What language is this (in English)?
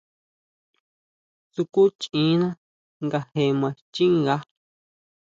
Huautla Mazatec